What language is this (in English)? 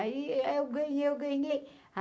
Portuguese